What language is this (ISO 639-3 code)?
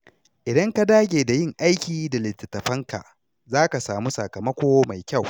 hau